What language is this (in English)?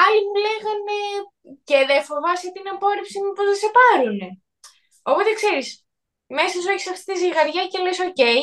Greek